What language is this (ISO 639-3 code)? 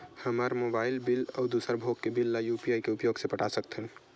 hne